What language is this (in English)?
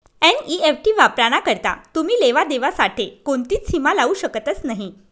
Marathi